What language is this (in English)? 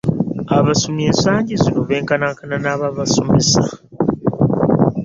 Ganda